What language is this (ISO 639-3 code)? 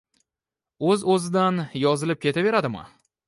uzb